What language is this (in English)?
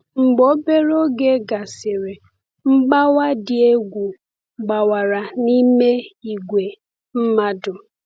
Igbo